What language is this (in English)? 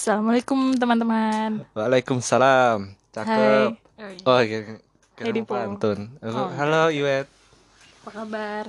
Indonesian